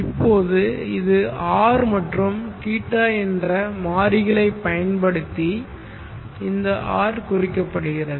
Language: Tamil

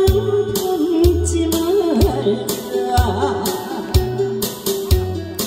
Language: Arabic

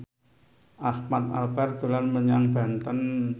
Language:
Javanese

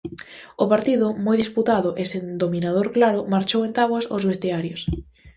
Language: Galician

